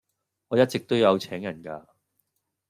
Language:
Cantonese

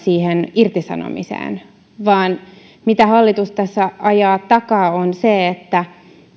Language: Finnish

